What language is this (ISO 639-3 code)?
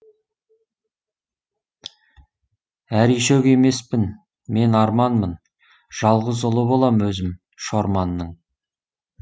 kaz